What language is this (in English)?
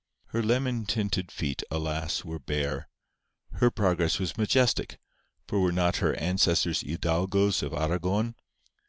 English